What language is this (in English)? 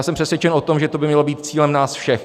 Czech